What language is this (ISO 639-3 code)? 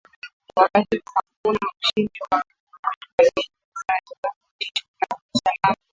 swa